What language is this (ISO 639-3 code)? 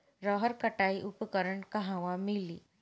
bho